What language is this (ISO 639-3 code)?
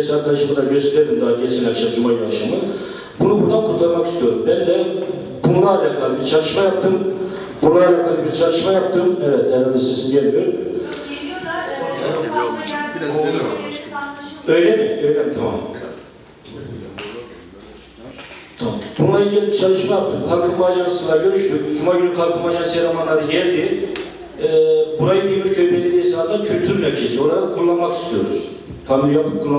tur